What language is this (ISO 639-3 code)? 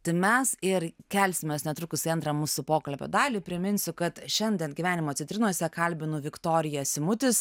lit